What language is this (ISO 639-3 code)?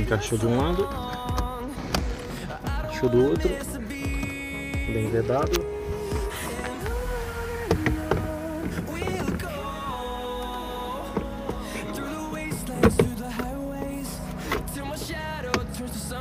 por